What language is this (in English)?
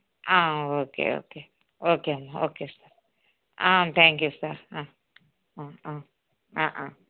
Telugu